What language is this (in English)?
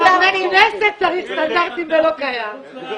Hebrew